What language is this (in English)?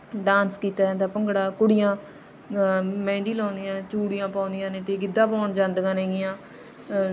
Punjabi